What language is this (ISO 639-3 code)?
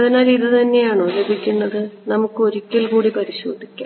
mal